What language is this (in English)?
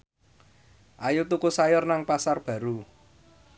Javanese